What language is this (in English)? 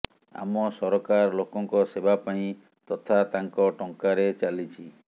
Odia